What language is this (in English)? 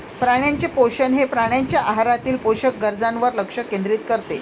Marathi